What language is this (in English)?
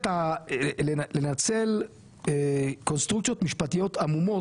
Hebrew